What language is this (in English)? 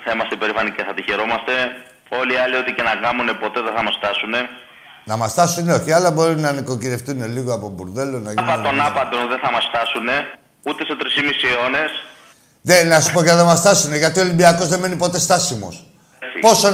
Greek